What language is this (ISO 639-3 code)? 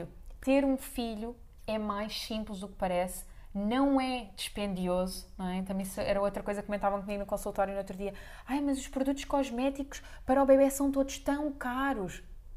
por